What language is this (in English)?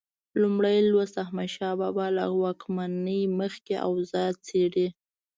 Pashto